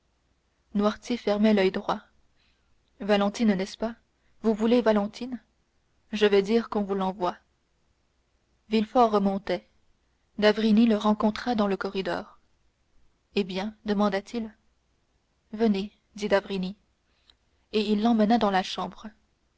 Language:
French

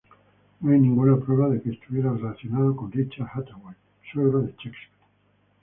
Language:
Spanish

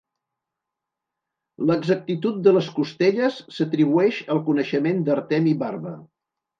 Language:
Catalan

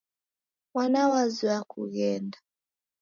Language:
Taita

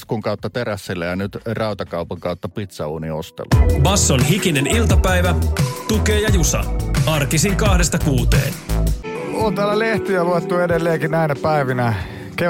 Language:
Finnish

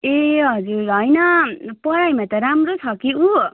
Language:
Nepali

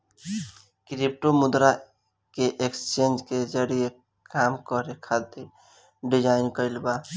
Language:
Bhojpuri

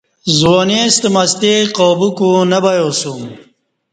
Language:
Kati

